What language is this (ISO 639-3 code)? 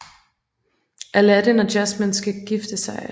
dan